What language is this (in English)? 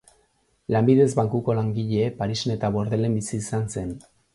Basque